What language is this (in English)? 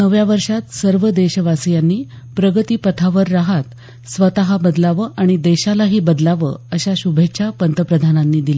Marathi